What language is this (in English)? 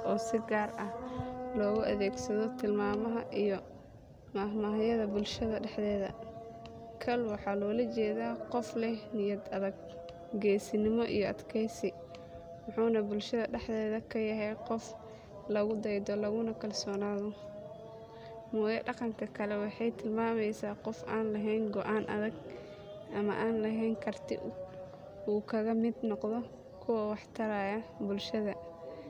Somali